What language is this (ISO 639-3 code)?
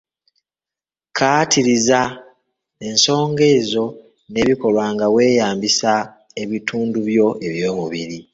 lug